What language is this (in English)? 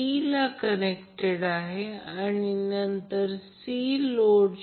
Marathi